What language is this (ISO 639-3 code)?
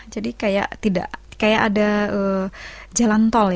ind